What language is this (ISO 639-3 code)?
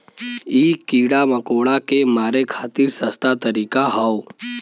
bho